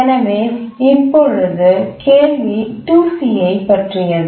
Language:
Tamil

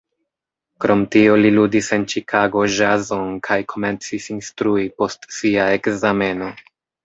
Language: Esperanto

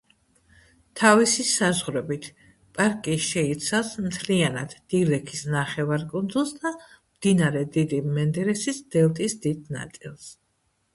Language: Georgian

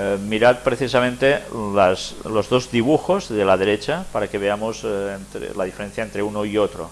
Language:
Spanish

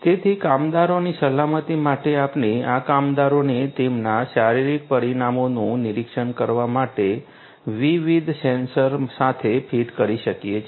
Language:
Gujarati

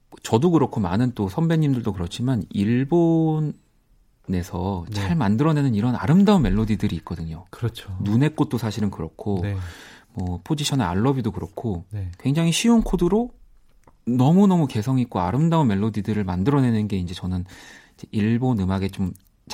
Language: Korean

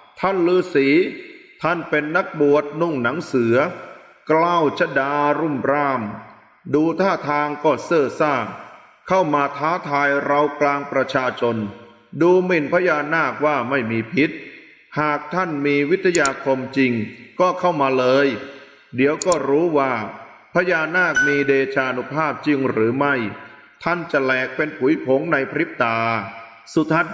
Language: Thai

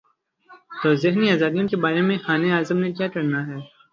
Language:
Urdu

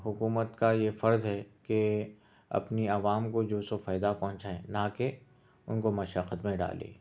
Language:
Urdu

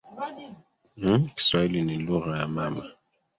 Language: Swahili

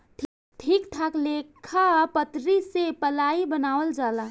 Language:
Bhojpuri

